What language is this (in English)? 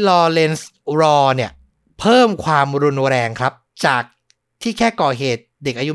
Thai